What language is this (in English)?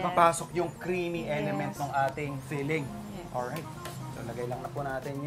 Filipino